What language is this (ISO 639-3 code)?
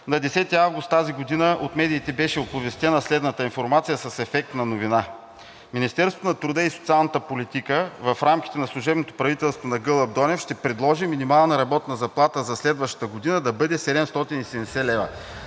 bul